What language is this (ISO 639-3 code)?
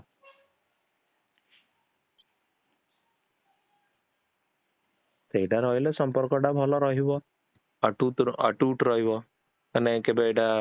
ori